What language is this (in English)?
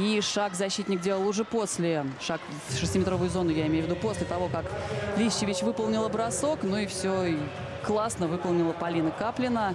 Russian